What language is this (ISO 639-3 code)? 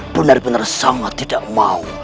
ind